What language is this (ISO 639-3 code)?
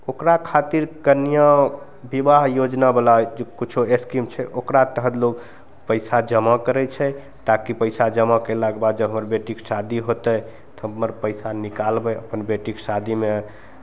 mai